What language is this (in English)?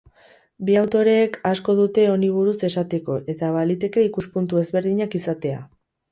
Basque